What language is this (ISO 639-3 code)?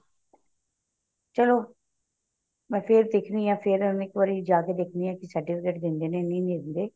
pan